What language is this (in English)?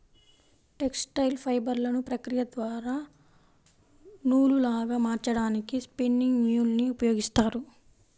Telugu